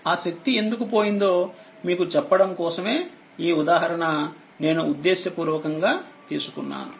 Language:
Telugu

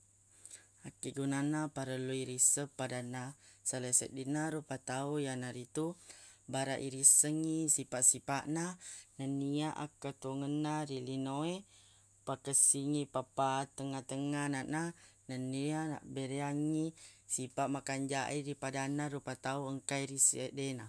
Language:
Buginese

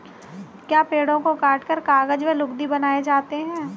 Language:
Hindi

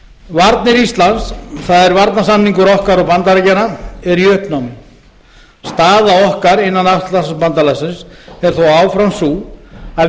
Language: Icelandic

